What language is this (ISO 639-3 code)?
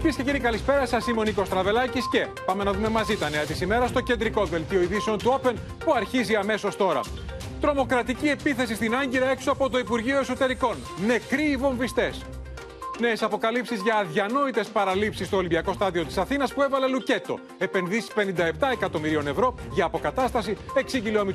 ell